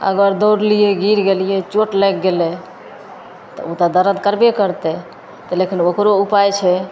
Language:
Maithili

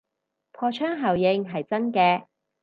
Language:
Cantonese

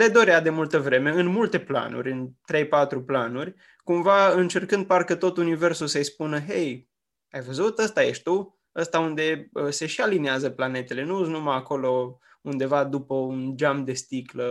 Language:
Romanian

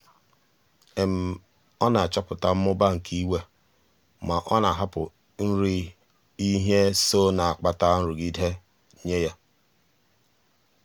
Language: Igbo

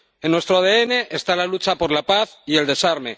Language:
Spanish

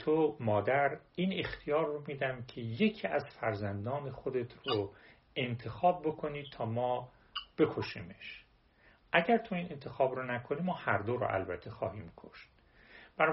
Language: Persian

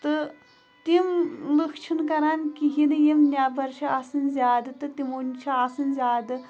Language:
Kashmiri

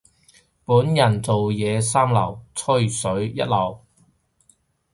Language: Cantonese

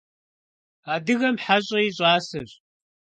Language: Kabardian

